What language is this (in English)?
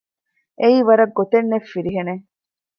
Divehi